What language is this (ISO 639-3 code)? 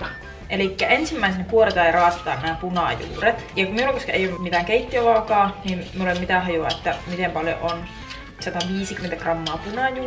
fin